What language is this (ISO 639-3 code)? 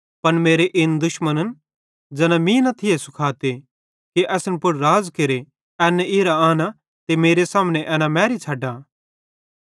bhd